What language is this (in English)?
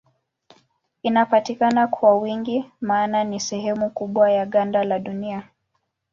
Swahili